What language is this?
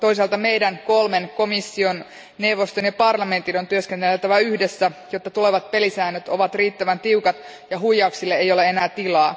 Finnish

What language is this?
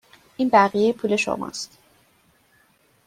Persian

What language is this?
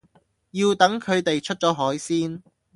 Cantonese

